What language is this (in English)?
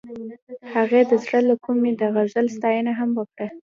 Pashto